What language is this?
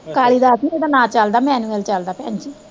Punjabi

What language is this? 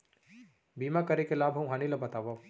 Chhattisgarhi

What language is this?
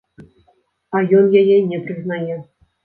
Belarusian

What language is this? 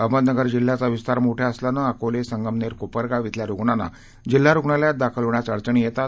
Marathi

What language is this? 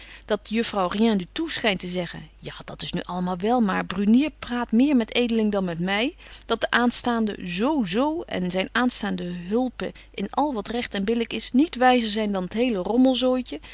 Dutch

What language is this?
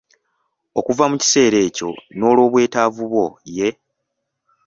Ganda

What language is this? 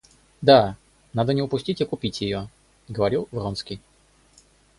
Russian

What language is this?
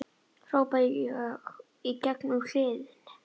Icelandic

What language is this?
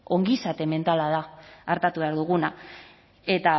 Basque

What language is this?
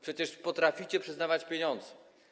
Polish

